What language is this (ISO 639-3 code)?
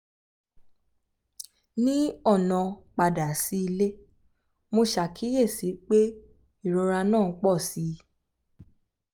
yor